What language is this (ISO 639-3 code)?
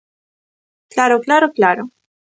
glg